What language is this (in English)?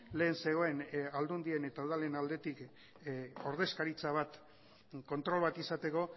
Basque